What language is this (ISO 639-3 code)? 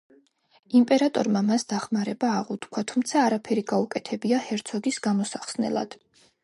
kat